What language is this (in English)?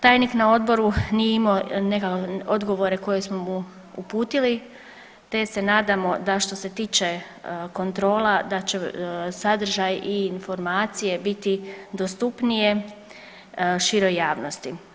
Croatian